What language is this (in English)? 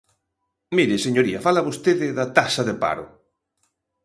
Galician